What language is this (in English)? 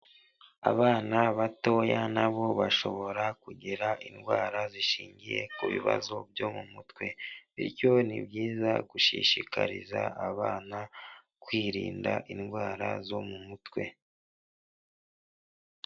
Kinyarwanda